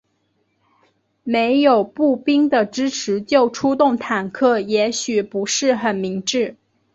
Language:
Chinese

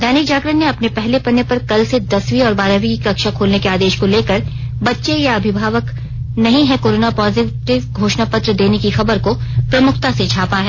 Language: Hindi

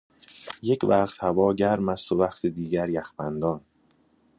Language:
Persian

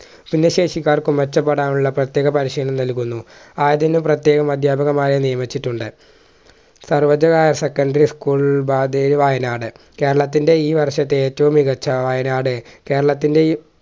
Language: Malayalam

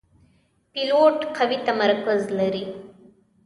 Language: Pashto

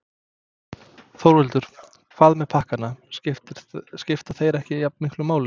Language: Icelandic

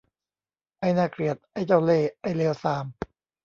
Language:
Thai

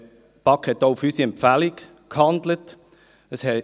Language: Swiss German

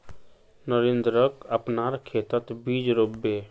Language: Magahi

